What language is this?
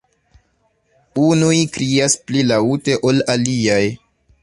Esperanto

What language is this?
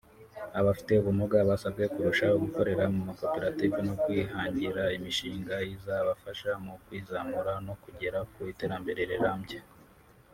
Kinyarwanda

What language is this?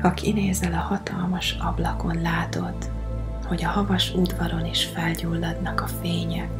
Hungarian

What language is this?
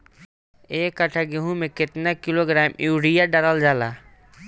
Bhojpuri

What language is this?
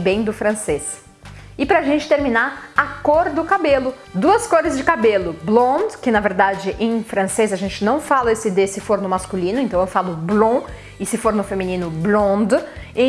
Portuguese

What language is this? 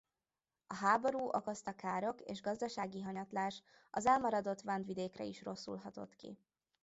Hungarian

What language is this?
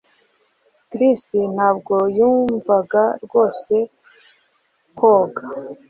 Kinyarwanda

